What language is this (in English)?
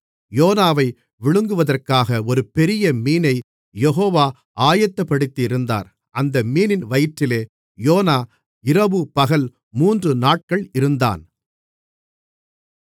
Tamil